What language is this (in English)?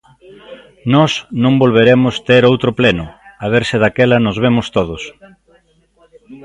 Galician